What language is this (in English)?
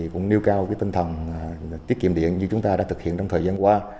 Vietnamese